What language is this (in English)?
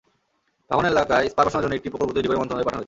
Bangla